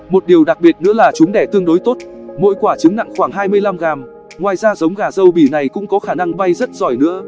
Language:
Vietnamese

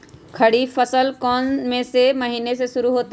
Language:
Magahi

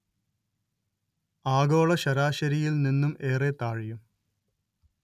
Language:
Malayalam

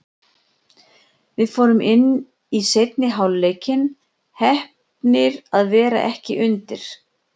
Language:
Icelandic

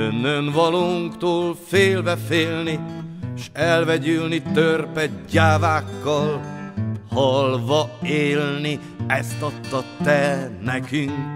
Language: Hungarian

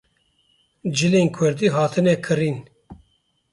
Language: Kurdish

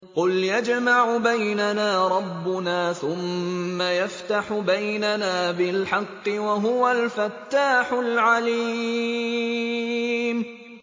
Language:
Arabic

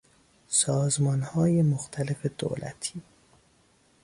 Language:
Persian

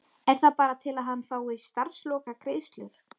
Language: Icelandic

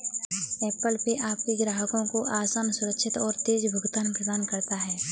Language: Hindi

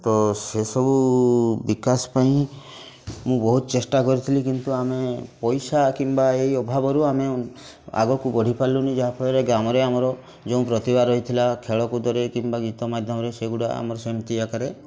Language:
Odia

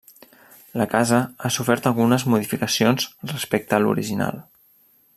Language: Catalan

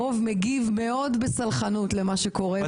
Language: Hebrew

